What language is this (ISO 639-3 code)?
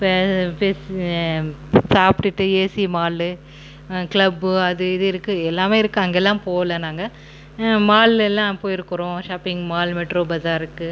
tam